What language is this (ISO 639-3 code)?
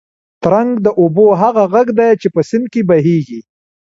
pus